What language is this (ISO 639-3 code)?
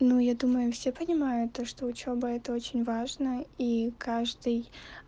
rus